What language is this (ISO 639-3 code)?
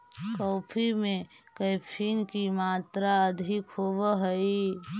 mag